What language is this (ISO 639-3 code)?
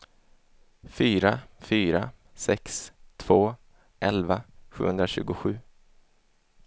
swe